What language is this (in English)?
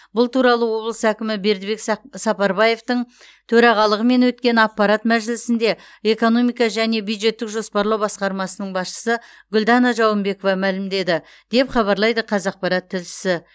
Kazakh